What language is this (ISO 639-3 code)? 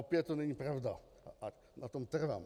ces